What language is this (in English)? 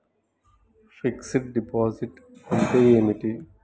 Telugu